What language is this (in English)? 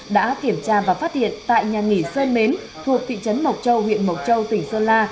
Vietnamese